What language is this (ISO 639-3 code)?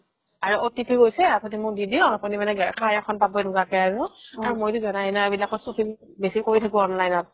asm